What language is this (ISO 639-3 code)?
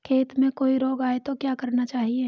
hin